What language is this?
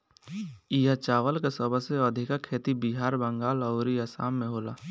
Bhojpuri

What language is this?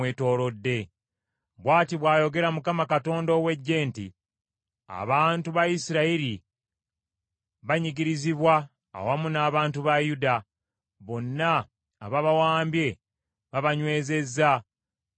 Ganda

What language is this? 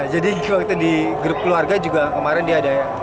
Indonesian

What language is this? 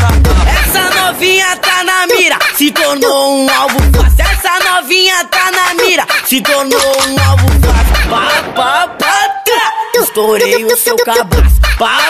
Portuguese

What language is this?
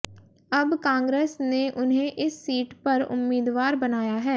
Hindi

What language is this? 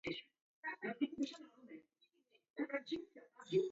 Taita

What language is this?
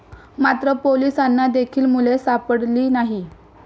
Marathi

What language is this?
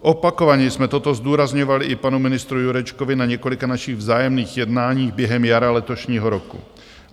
Czech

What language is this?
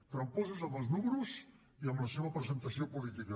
Catalan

